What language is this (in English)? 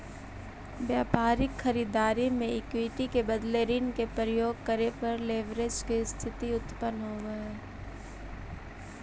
Magahi